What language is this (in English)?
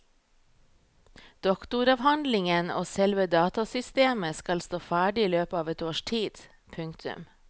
Norwegian